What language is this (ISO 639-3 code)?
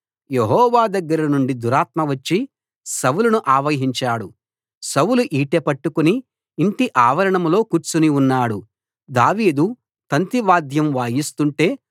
tel